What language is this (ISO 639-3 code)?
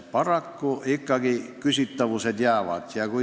est